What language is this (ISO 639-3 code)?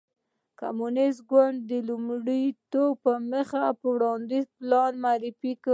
pus